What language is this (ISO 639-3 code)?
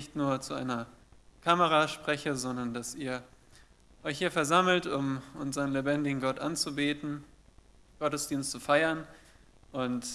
deu